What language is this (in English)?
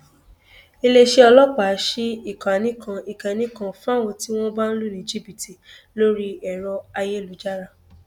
Yoruba